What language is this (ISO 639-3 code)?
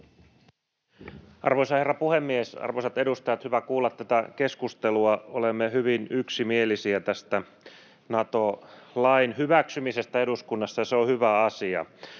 fin